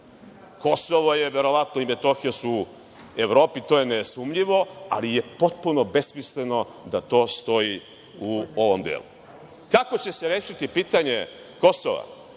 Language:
Serbian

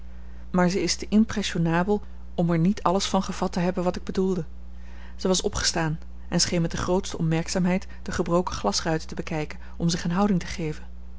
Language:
Dutch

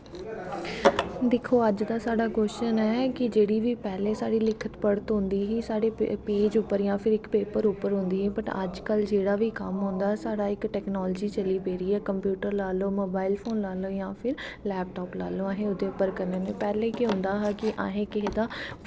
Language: Dogri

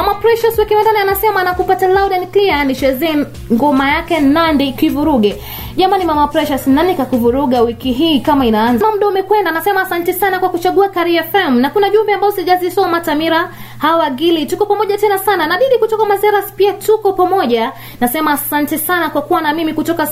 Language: Swahili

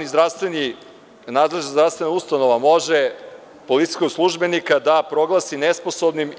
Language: Serbian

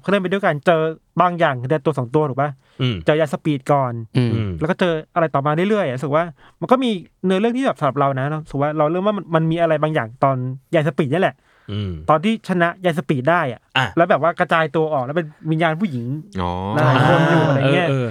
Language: Thai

